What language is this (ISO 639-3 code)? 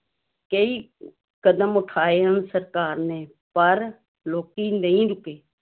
pan